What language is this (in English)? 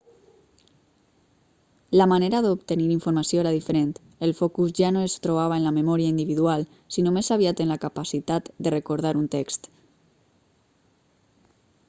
Catalan